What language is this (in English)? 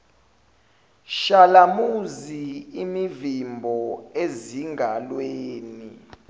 Zulu